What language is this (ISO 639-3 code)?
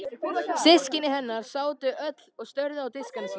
isl